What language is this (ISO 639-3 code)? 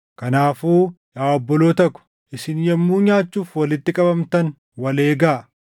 orm